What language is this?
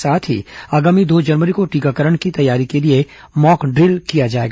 Hindi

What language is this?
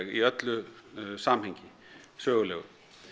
Icelandic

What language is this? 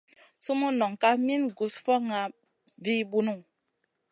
Masana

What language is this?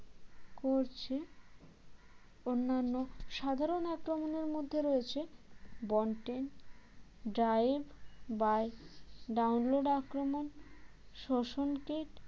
Bangla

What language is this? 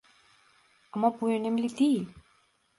Turkish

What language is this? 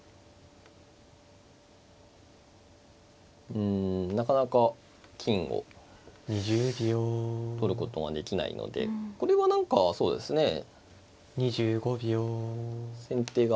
Japanese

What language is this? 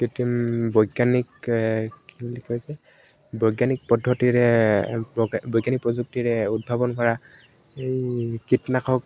Assamese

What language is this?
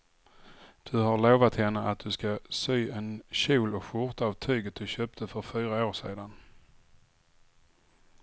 Swedish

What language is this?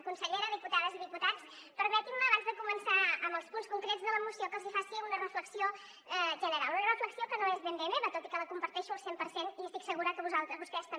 Catalan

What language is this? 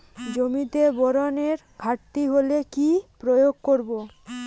Bangla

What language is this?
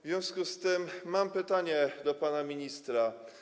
Polish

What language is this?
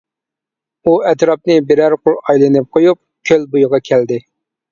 Uyghur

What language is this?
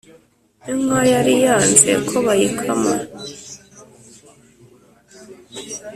Kinyarwanda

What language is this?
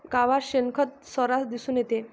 Marathi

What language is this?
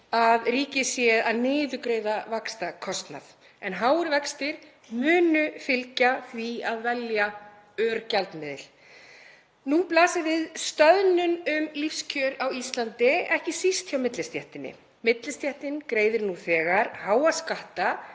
Icelandic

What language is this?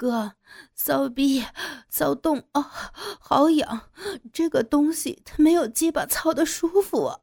Chinese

